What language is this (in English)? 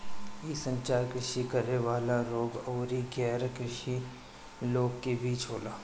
Bhojpuri